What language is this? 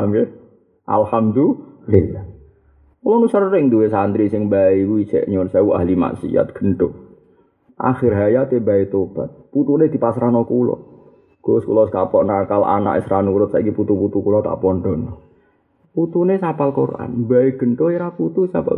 Malay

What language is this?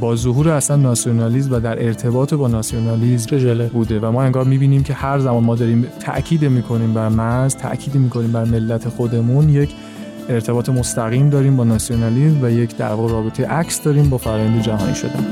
Persian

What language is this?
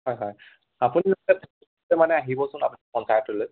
Assamese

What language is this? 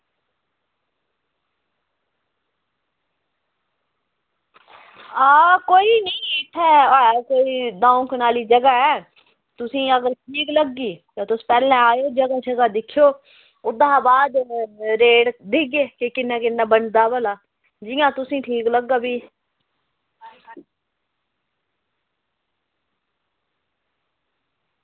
Dogri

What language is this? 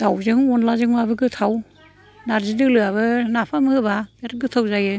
Bodo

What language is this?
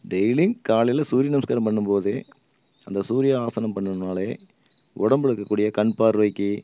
Tamil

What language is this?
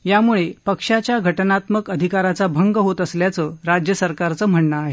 Marathi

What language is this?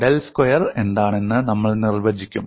Malayalam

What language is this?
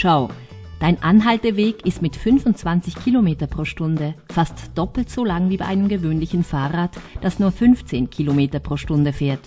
German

